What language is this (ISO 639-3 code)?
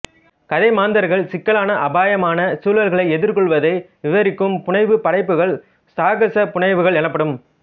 tam